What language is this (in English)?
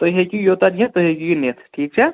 Kashmiri